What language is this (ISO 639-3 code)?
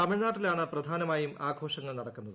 mal